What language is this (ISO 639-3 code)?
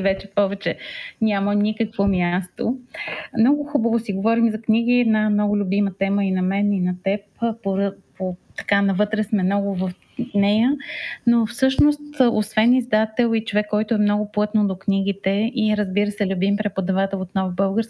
bul